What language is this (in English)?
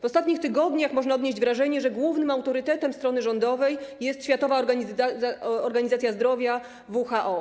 Polish